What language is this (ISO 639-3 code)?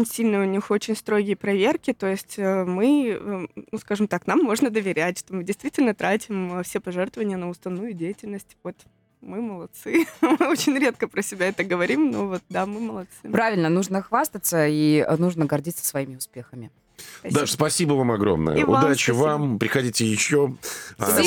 rus